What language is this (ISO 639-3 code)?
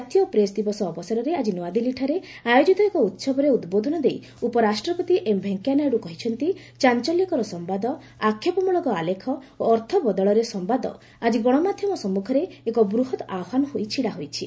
ori